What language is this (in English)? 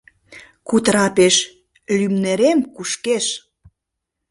Mari